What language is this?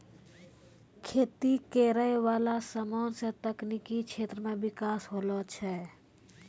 Maithili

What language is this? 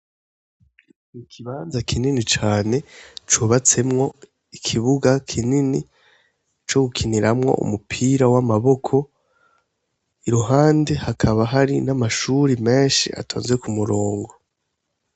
Rundi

